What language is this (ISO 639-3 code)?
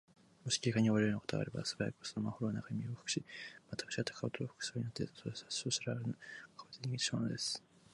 jpn